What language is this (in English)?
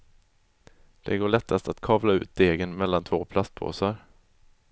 Swedish